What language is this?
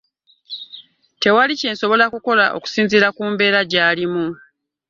Ganda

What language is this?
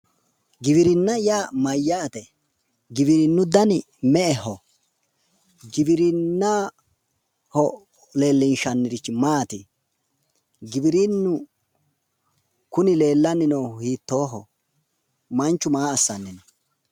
Sidamo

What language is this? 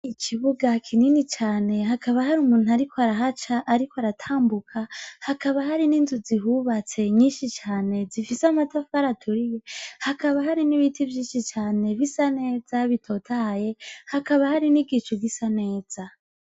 Rundi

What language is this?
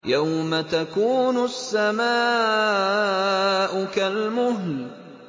Arabic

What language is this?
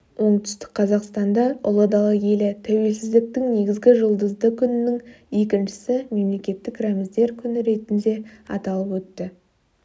Kazakh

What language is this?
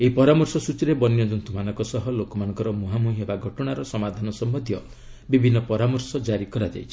Odia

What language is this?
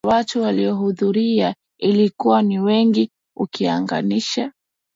Swahili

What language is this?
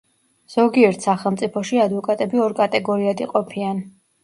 Georgian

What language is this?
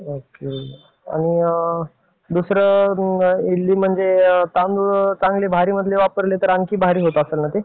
Marathi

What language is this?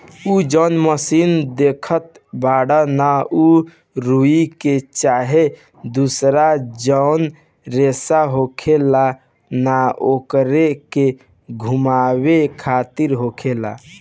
Bhojpuri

